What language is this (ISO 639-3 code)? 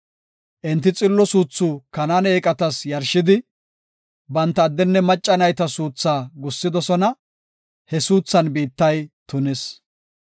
gof